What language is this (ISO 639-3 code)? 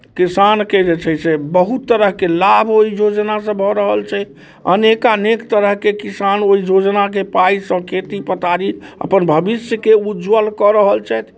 mai